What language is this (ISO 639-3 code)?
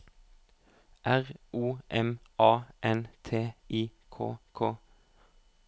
nor